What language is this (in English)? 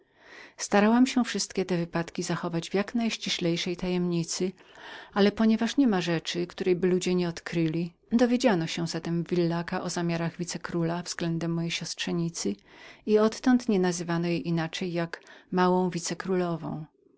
Polish